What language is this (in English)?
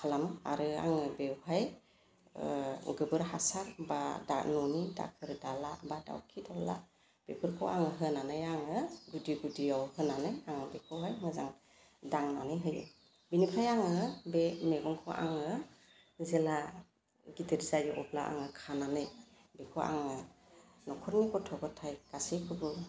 Bodo